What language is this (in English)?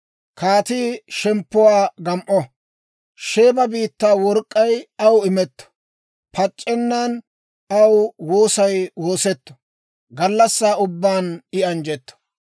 Dawro